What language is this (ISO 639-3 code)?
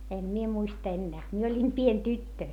fin